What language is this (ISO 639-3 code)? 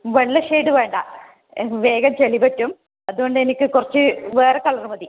mal